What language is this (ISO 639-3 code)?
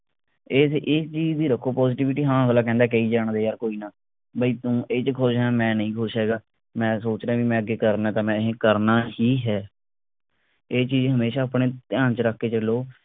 pan